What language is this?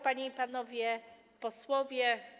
Polish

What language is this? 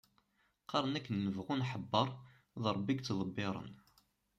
Kabyle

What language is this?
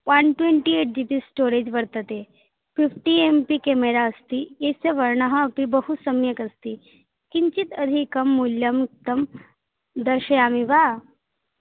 Sanskrit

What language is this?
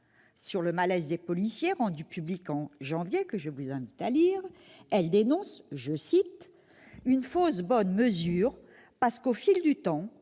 French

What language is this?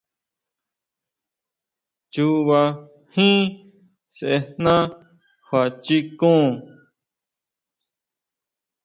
Huautla Mazatec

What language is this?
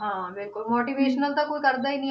Punjabi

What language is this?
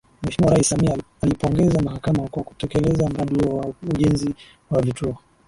Swahili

